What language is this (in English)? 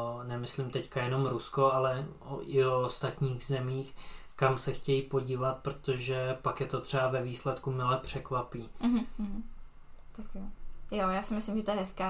Czech